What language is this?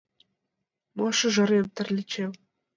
Mari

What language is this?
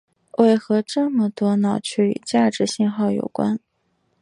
Chinese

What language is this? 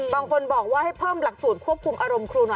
Thai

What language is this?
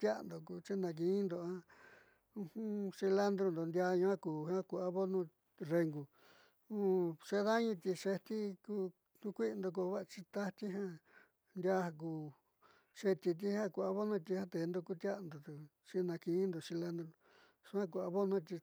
Southeastern Nochixtlán Mixtec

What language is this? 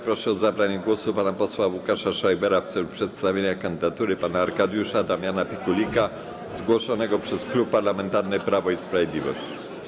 Polish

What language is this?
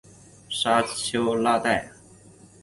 Chinese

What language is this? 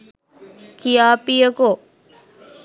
Sinhala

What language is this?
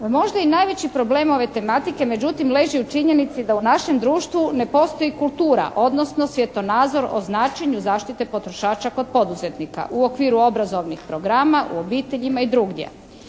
Croatian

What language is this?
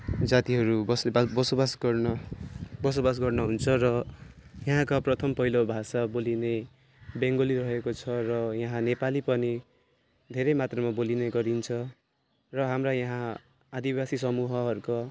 Nepali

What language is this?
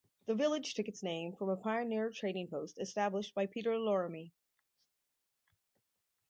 English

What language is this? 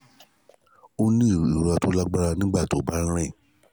Yoruba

